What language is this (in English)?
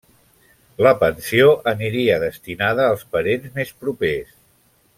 Catalan